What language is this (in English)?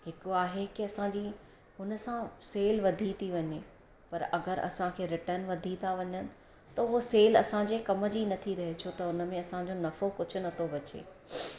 Sindhi